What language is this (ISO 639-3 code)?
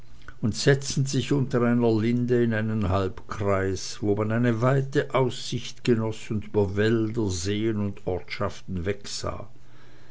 deu